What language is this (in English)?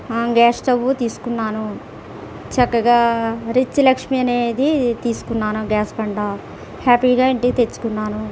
Telugu